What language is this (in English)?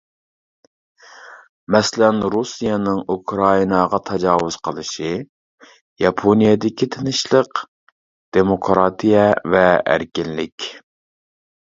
Uyghur